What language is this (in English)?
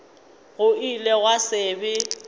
Northern Sotho